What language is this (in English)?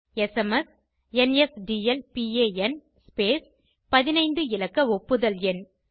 Tamil